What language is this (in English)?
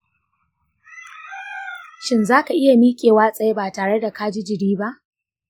Hausa